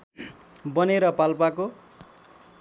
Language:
Nepali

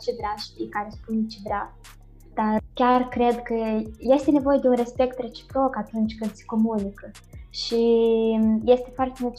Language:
Romanian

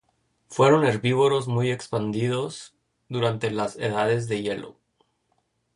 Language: Spanish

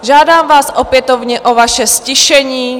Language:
Czech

